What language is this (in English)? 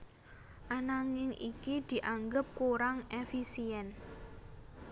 Javanese